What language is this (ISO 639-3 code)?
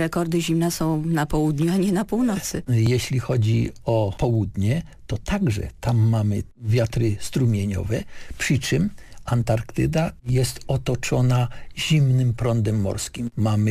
pol